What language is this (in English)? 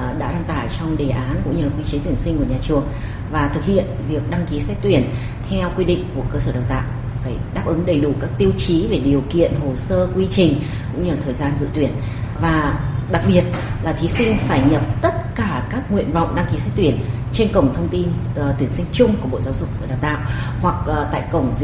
Vietnamese